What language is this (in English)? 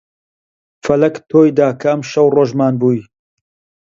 Central Kurdish